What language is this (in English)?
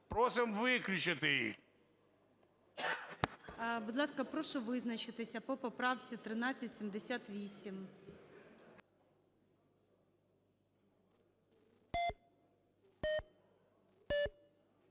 Ukrainian